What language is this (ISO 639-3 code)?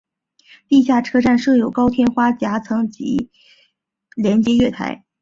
zho